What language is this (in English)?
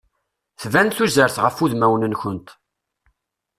Kabyle